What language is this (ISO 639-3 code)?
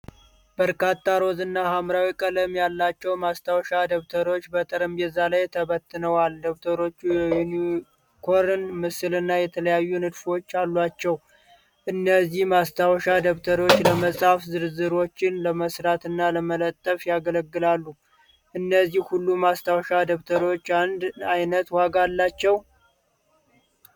amh